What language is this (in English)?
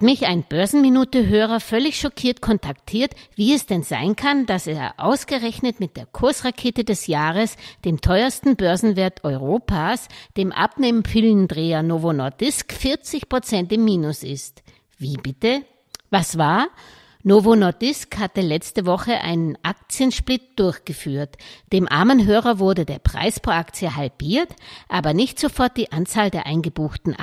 German